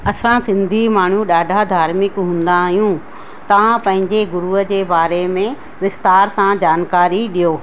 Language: Sindhi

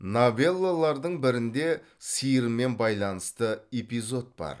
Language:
Kazakh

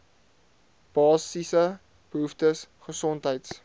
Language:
Afrikaans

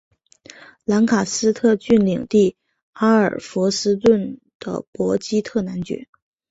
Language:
Chinese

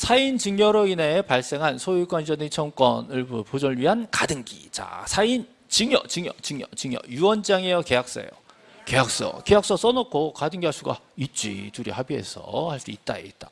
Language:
Korean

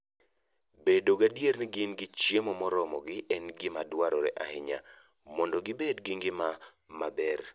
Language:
Luo (Kenya and Tanzania)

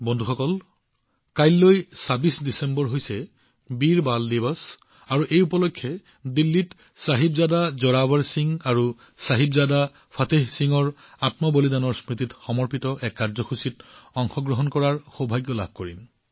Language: Assamese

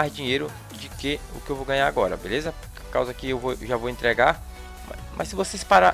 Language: Portuguese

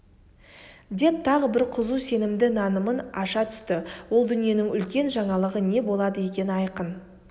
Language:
Kazakh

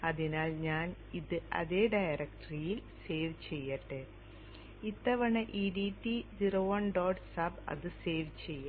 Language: Malayalam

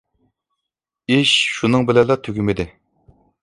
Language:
Uyghur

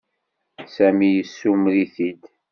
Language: Kabyle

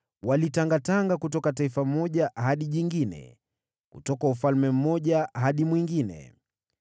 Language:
Swahili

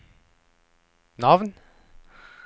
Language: Norwegian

